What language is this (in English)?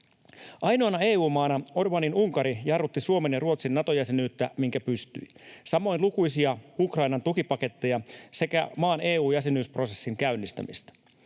Finnish